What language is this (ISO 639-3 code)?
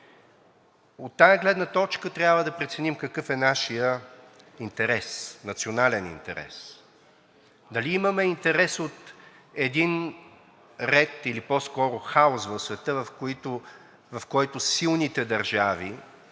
bul